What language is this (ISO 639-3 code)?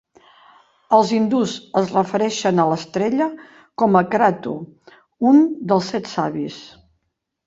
cat